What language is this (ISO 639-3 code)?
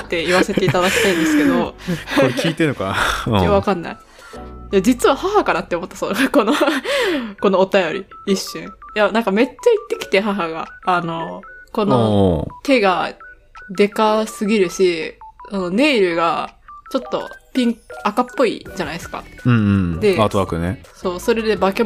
jpn